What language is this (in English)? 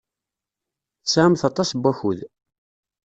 Kabyle